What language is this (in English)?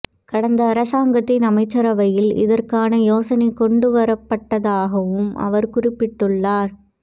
Tamil